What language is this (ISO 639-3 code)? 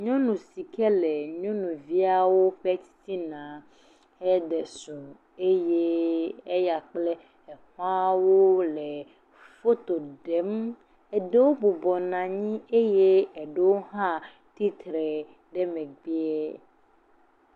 ewe